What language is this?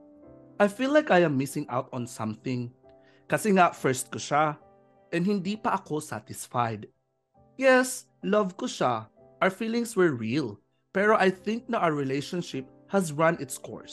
Filipino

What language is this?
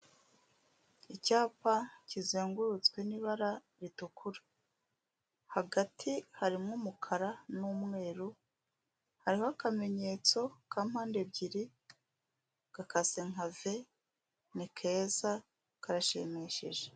Kinyarwanda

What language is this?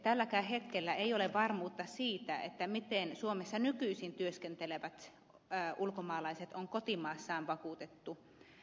Finnish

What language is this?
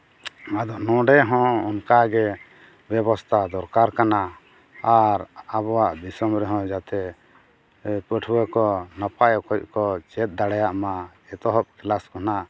Santali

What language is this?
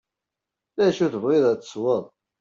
Kabyle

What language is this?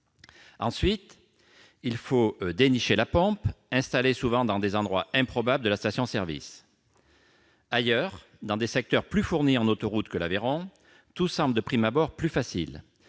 French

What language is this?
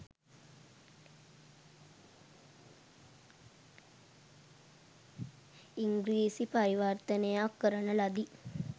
Sinhala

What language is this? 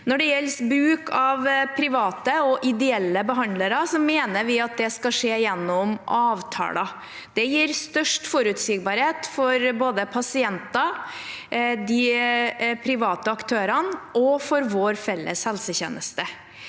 Norwegian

